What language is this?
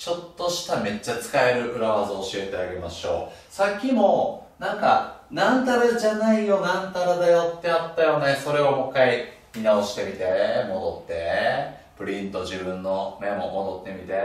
Japanese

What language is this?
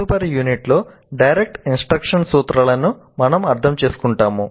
Telugu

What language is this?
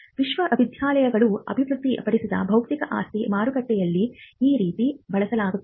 Kannada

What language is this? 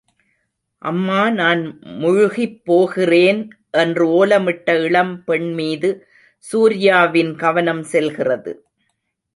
Tamil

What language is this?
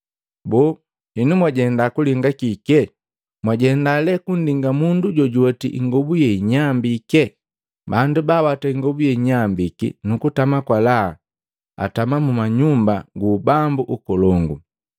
Matengo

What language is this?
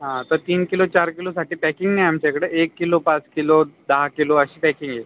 Marathi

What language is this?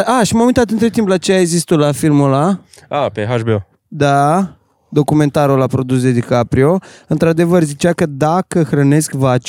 Romanian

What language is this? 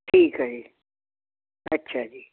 Punjabi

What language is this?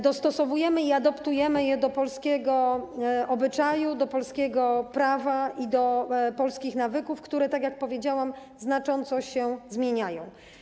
Polish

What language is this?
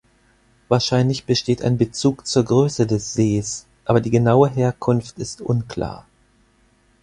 German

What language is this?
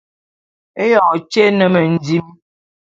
Bulu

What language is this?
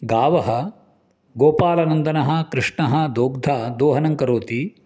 Sanskrit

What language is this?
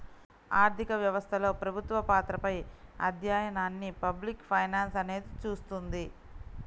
Telugu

